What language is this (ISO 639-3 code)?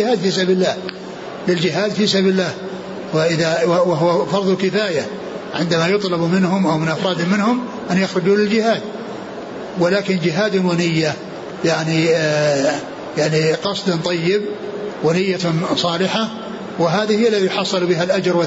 ara